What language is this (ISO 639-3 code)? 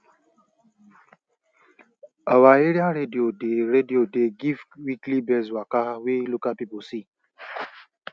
pcm